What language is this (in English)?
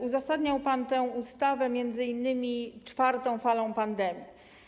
Polish